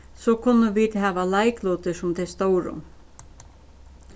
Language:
Faroese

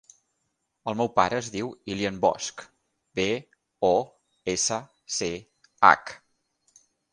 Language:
Catalan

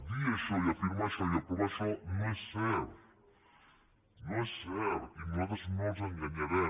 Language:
Catalan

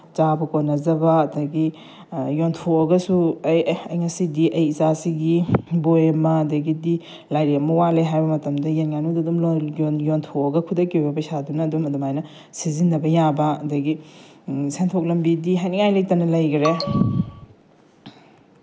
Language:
Manipuri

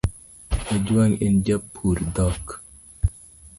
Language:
Luo (Kenya and Tanzania)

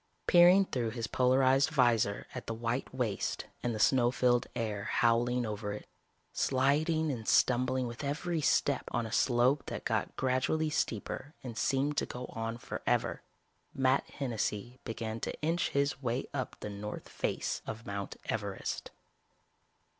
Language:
English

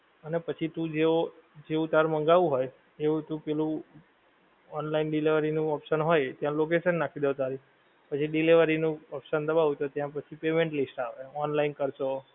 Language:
Gujarati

